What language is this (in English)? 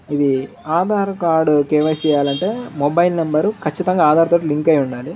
Telugu